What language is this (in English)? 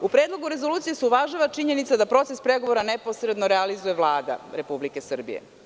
Serbian